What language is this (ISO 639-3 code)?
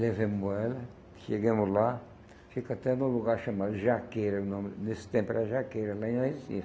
por